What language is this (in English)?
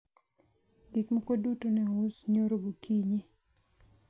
Luo (Kenya and Tanzania)